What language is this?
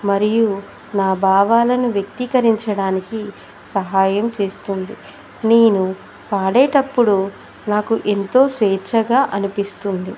Telugu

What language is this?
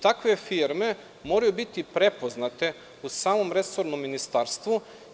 Serbian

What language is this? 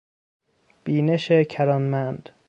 Persian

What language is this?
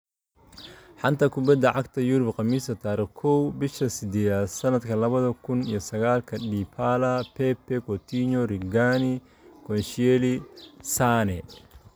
Somali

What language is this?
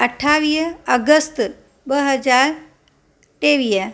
Sindhi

